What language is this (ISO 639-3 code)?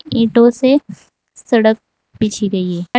hin